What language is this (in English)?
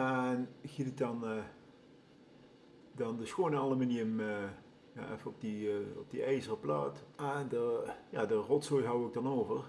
Dutch